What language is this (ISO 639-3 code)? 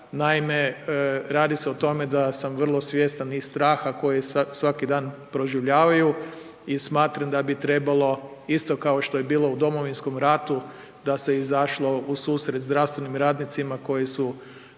hrv